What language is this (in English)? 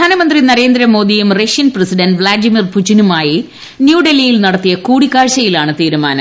Malayalam